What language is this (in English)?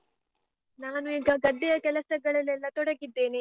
Kannada